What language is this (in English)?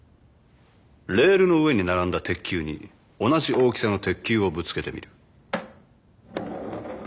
Japanese